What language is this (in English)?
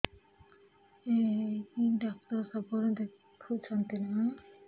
Odia